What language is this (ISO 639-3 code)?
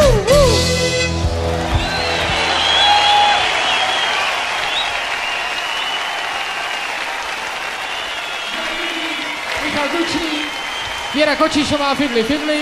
ces